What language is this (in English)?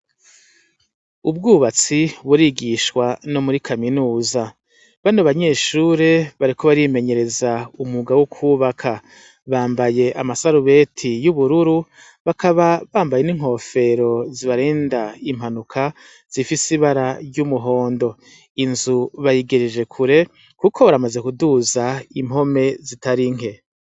Rundi